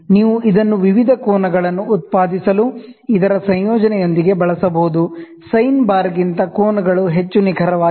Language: Kannada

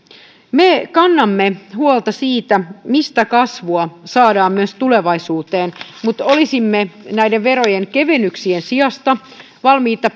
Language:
Finnish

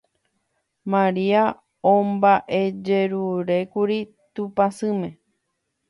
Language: Guarani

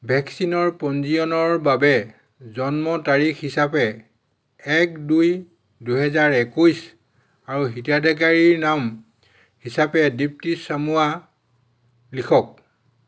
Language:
Assamese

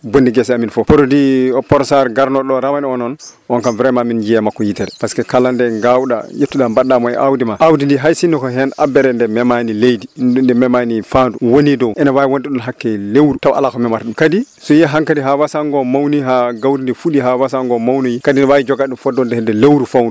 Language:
Fula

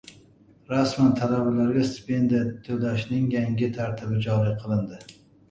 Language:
Uzbek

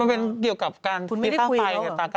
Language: Thai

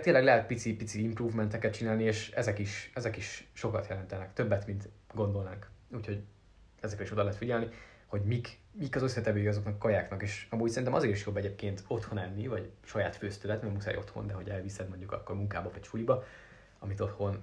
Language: Hungarian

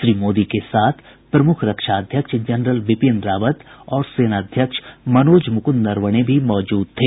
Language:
Hindi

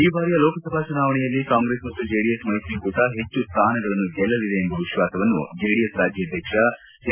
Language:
Kannada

